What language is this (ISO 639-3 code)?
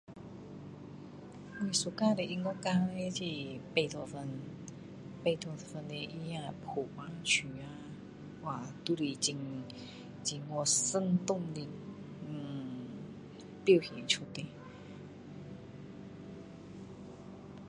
cdo